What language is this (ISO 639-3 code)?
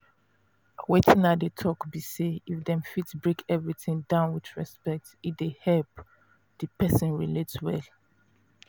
pcm